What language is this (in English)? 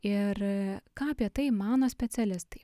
Lithuanian